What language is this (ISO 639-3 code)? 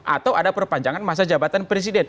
ind